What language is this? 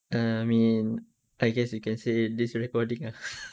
English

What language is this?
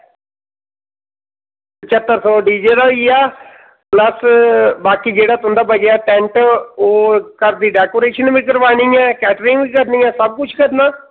Dogri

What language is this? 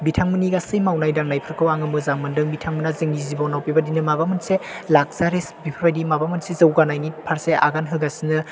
Bodo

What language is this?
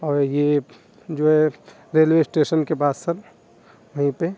Urdu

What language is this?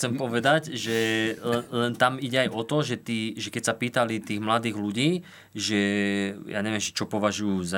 Slovak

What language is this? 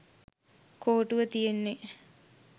Sinhala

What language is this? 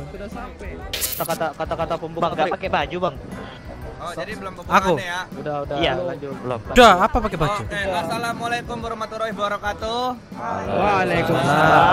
Indonesian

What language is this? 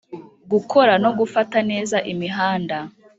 Kinyarwanda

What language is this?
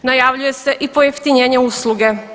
Croatian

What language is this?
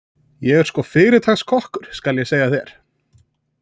Icelandic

